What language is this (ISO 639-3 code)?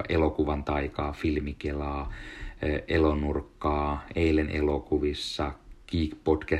fin